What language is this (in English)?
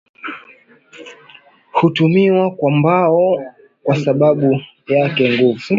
Swahili